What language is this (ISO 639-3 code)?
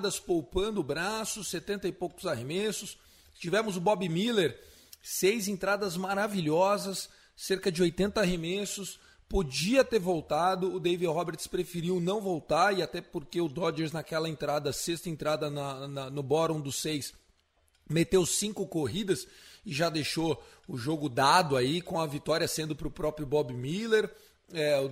por